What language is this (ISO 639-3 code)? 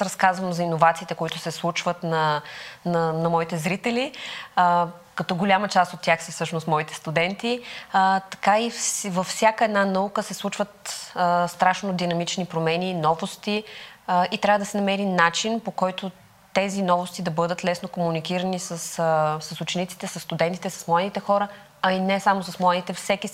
bul